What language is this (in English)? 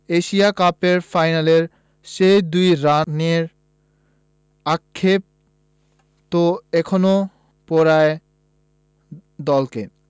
Bangla